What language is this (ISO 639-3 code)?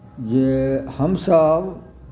mai